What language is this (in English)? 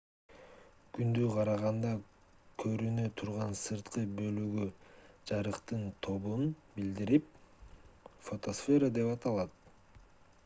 Kyrgyz